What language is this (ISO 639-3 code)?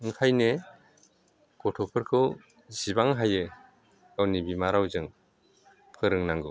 brx